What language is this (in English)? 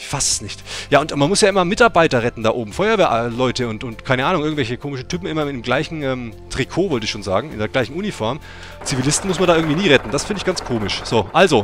German